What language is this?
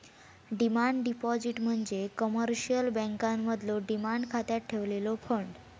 Marathi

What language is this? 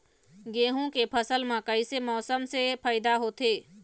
Chhattisgarhi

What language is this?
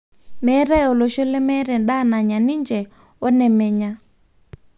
Masai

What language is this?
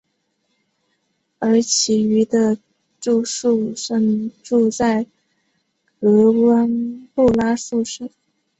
Chinese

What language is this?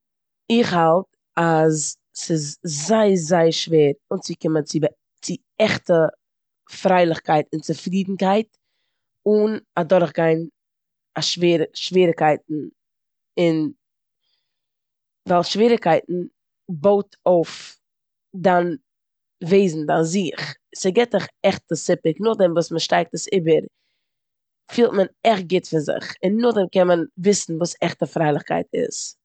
Yiddish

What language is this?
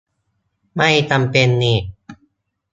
Thai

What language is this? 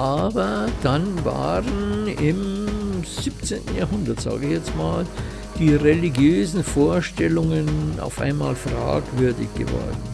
German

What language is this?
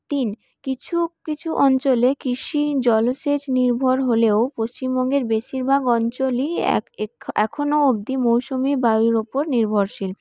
Bangla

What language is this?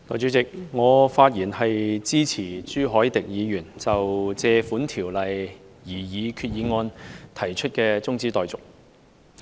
Cantonese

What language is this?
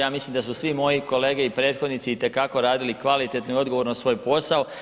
Croatian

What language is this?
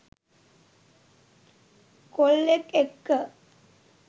Sinhala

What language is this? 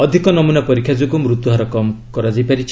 Odia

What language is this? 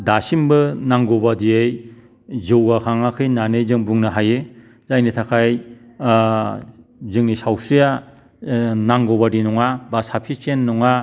Bodo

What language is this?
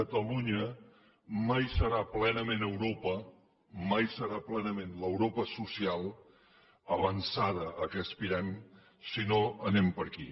Catalan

